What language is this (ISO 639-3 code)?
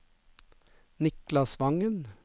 nor